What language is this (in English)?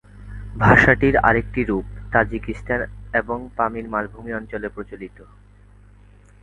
Bangla